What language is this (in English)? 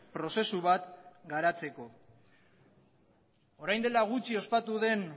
Basque